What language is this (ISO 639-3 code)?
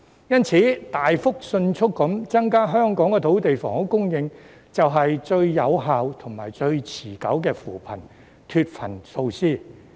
yue